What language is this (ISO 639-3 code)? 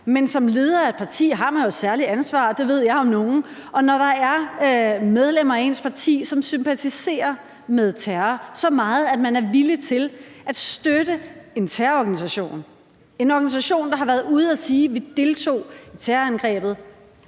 dan